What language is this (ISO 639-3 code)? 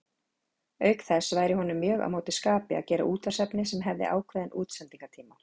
isl